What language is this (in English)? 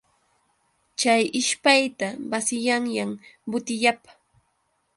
Yauyos Quechua